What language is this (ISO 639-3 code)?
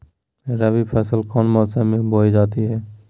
mag